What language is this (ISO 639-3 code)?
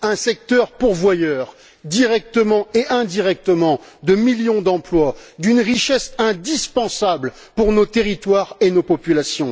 fra